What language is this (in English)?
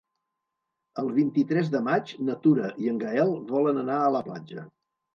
Catalan